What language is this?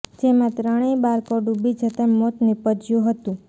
Gujarati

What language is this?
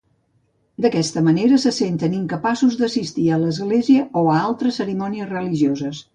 Catalan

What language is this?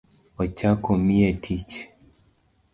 Luo (Kenya and Tanzania)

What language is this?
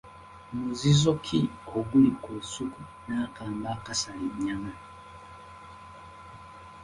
Ganda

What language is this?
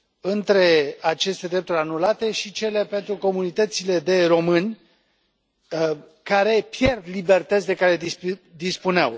Romanian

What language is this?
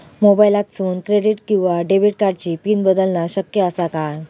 Marathi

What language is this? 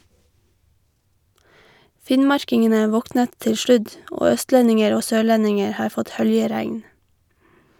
Norwegian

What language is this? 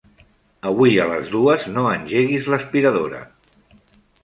Catalan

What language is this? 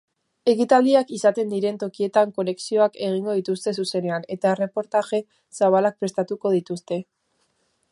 Basque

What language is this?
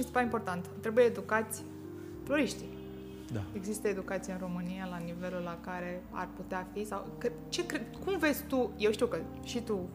Romanian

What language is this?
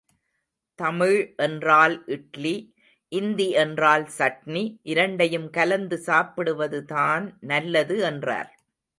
Tamil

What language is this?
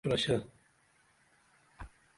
Dameli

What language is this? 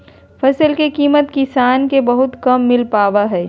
Magahi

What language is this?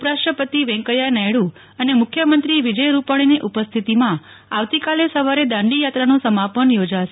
Gujarati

